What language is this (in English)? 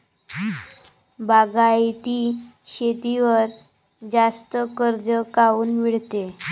Marathi